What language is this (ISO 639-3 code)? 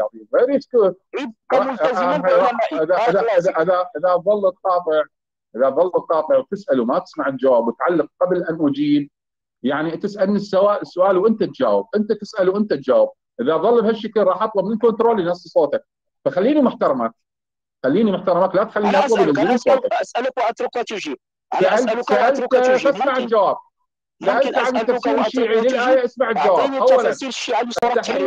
ara